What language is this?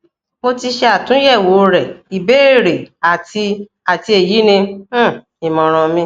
Yoruba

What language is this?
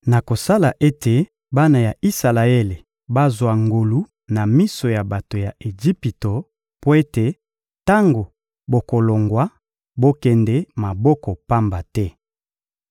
Lingala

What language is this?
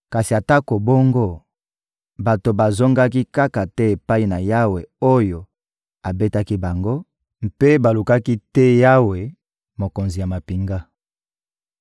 Lingala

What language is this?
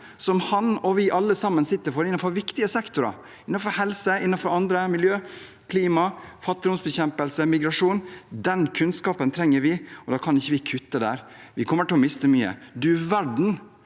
Norwegian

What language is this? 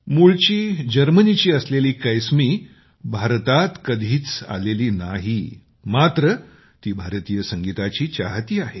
Marathi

